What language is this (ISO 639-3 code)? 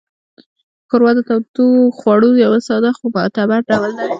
pus